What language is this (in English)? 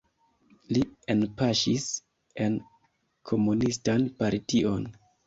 Esperanto